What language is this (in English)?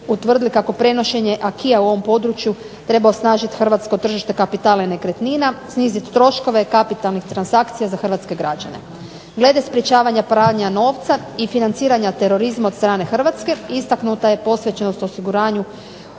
Croatian